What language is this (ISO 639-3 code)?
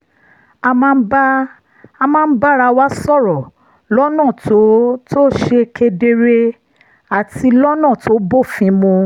yor